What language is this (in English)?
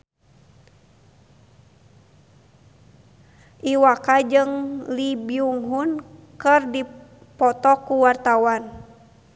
Sundanese